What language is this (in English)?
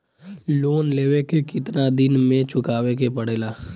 Bhojpuri